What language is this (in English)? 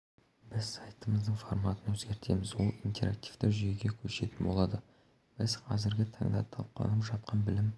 Kazakh